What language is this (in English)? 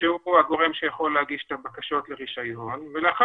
Hebrew